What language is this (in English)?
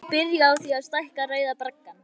Icelandic